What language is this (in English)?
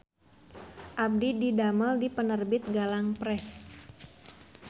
Sundanese